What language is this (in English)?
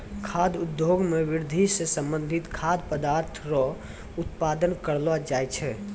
Maithili